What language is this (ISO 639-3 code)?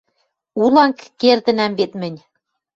mrj